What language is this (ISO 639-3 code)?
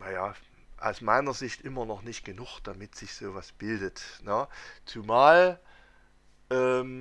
deu